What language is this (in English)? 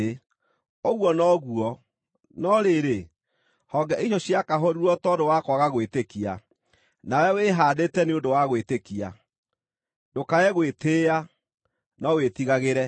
Kikuyu